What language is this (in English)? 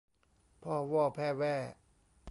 Thai